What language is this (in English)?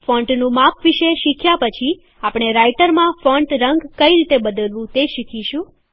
Gujarati